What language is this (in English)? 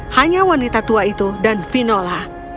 Indonesian